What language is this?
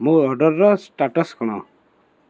Odia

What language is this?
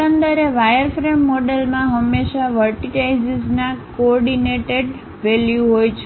Gujarati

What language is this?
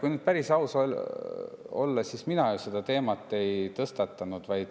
Estonian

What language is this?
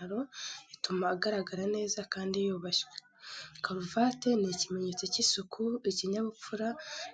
Kinyarwanda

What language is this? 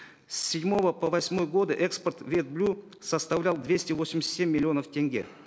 Kazakh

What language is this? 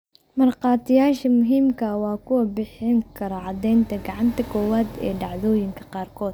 Somali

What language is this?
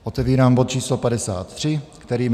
Czech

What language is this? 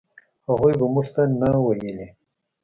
Pashto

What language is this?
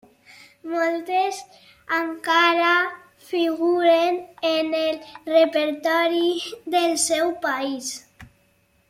Catalan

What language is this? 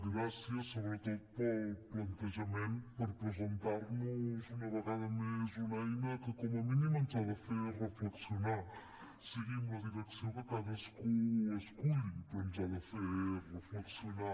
Catalan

